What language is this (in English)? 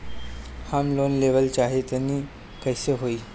Bhojpuri